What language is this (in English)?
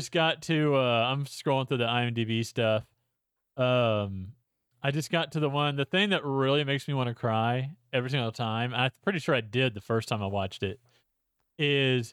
English